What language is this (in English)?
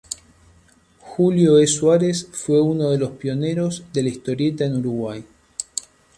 Spanish